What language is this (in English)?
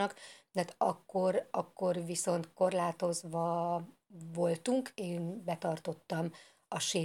Hungarian